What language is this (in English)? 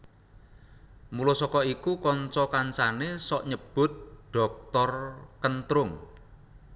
Javanese